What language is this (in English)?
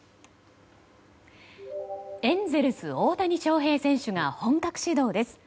Japanese